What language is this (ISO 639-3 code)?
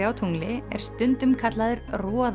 isl